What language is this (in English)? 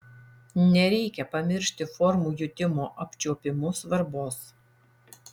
Lithuanian